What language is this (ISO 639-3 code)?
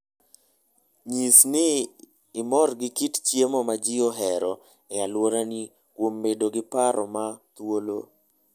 luo